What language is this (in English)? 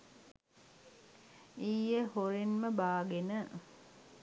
Sinhala